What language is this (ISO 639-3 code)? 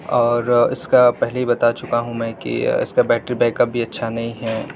urd